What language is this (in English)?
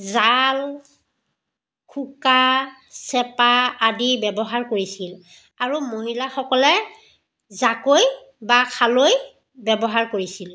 Assamese